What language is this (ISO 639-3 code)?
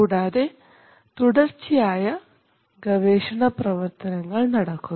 mal